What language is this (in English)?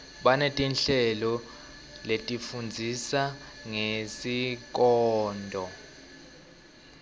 Swati